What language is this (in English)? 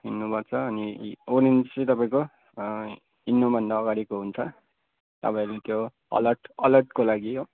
Nepali